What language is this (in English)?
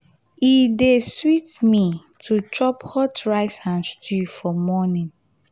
Nigerian Pidgin